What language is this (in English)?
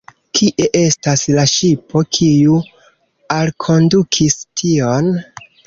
Esperanto